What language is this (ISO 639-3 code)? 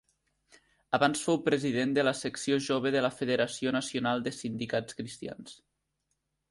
cat